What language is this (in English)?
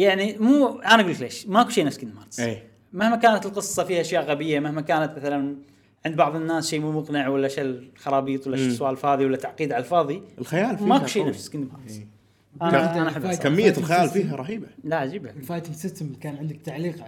Arabic